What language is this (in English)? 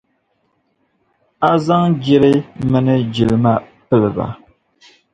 Dagbani